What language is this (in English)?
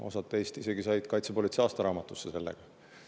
Estonian